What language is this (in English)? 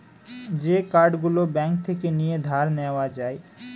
Bangla